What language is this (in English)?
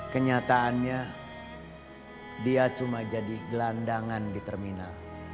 Indonesian